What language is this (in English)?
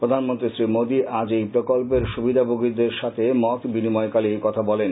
Bangla